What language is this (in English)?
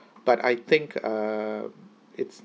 English